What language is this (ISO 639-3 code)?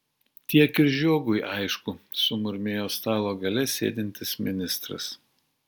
lit